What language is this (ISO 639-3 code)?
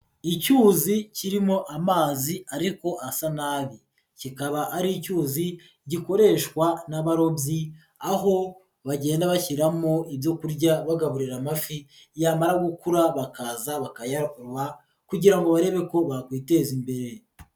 kin